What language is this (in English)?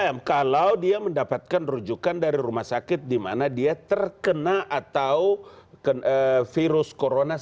Indonesian